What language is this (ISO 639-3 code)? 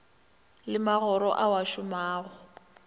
nso